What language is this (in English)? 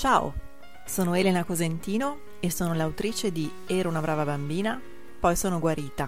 Italian